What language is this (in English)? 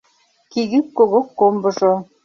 Mari